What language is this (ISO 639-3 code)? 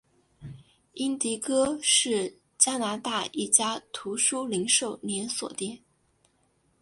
zho